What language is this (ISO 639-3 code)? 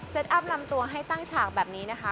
tha